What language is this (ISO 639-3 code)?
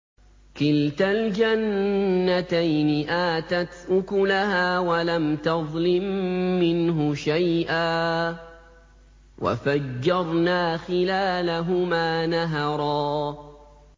ara